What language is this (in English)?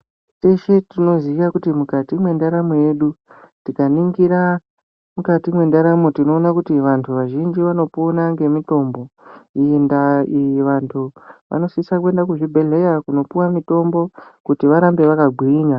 Ndau